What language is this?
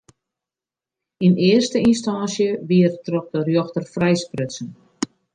Western Frisian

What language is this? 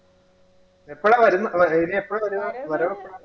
Malayalam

